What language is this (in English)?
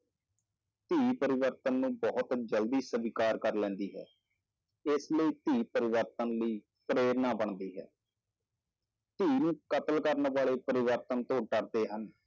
Punjabi